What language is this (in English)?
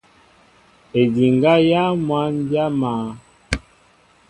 Mbo (Cameroon)